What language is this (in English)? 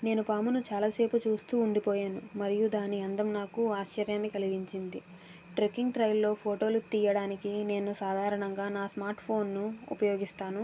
Telugu